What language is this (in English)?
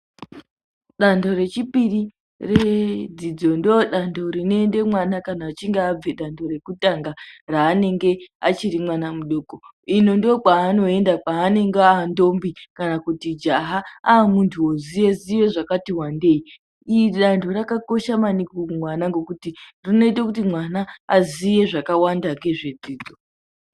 Ndau